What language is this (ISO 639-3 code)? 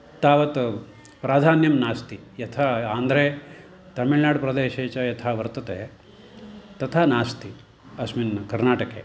san